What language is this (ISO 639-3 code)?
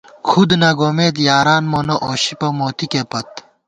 gwt